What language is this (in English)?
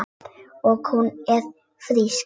Icelandic